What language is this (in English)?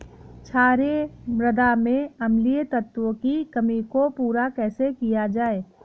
Hindi